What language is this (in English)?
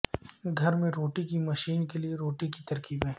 Urdu